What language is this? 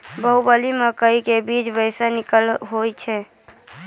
Maithili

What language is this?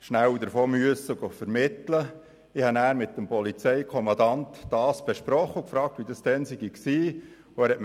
Swiss German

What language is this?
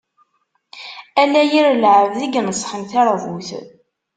Kabyle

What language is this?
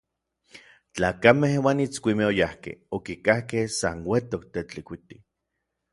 Orizaba Nahuatl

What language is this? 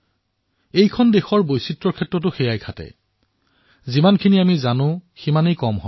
Assamese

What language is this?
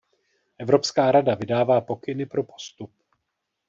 Czech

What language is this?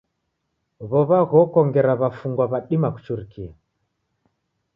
Taita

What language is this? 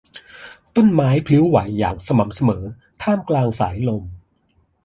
Thai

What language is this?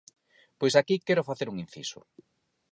Galician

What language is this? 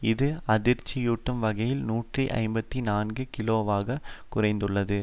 Tamil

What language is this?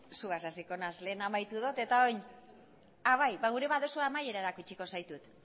Basque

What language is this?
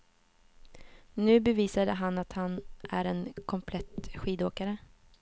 Swedish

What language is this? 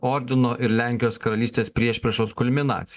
Lithuanian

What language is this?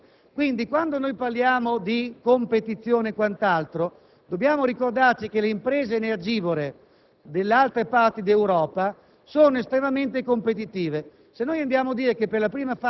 Italian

